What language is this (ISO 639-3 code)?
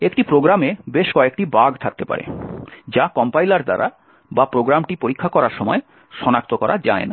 ben